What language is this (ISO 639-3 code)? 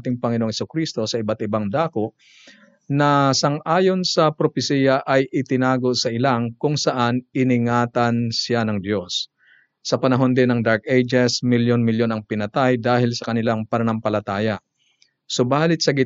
fil